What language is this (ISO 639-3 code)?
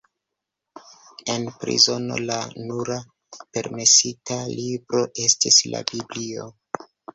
epo